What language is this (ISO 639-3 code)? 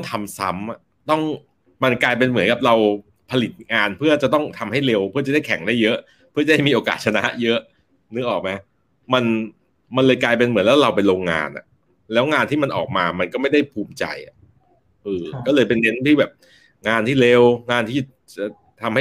tha